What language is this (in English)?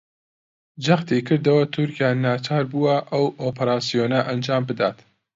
Central Kurdish